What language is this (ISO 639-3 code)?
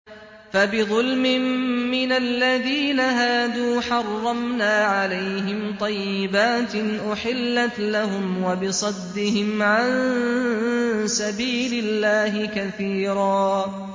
ara